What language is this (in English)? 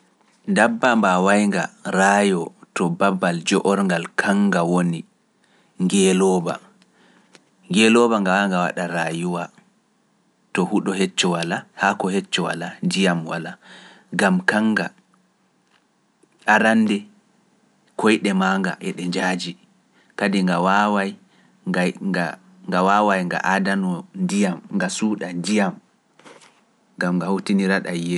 Pular